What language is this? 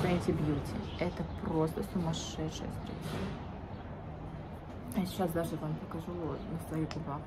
Russian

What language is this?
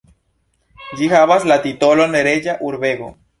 Esperanto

